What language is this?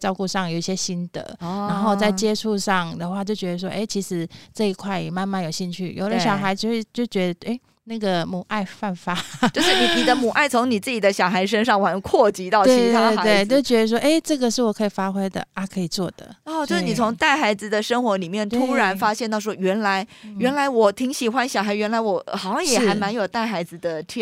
Chinese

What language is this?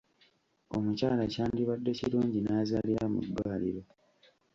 Ganda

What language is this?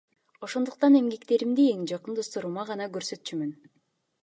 Kyrgyz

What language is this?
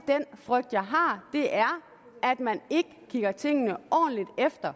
Danish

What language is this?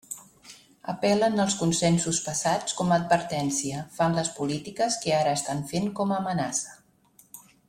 Catalan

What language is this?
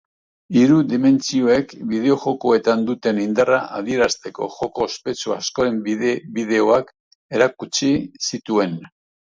Basque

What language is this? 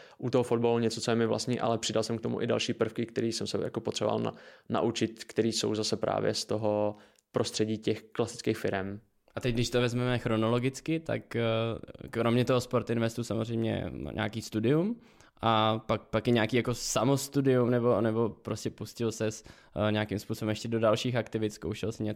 Czech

